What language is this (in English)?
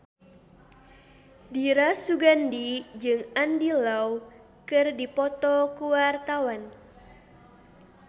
Sundanese